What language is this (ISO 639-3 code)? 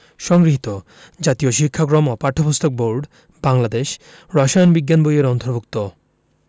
ben